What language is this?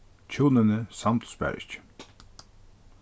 Faroese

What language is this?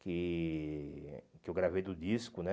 Portuguese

